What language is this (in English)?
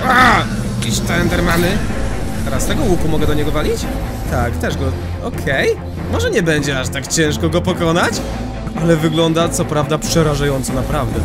Polish